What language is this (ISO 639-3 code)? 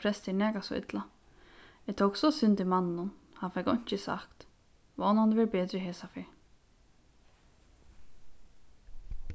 fao